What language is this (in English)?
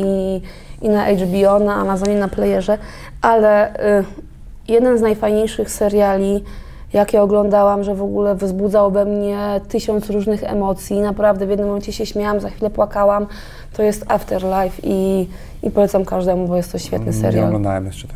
Polish